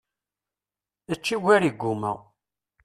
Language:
Kabyle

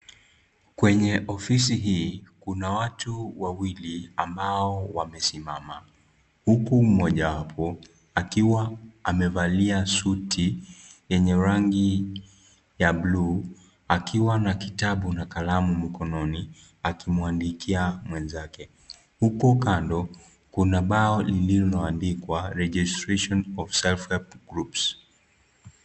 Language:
Swahili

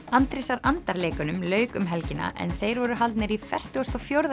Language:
Icelandic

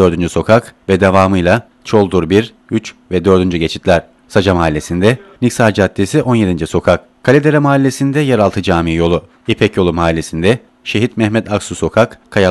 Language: Turkish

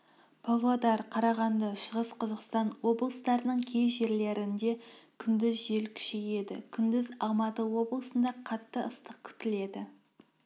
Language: Kazakh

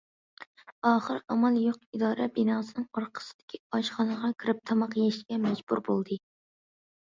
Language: Uyghur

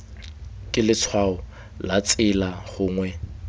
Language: Tswana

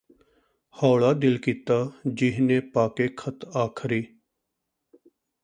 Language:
Punjabi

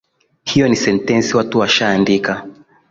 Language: Swahili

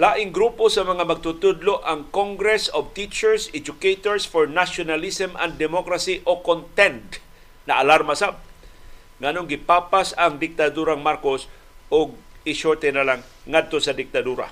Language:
Filipino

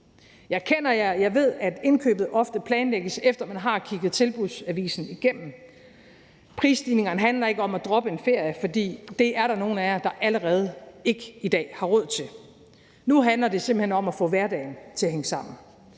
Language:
Danish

